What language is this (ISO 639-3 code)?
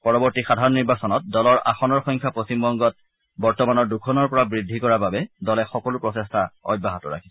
asm